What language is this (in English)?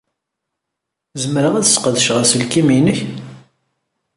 Kabyle